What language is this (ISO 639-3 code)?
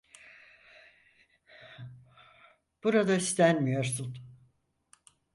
tur